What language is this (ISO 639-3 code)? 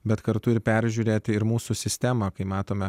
lit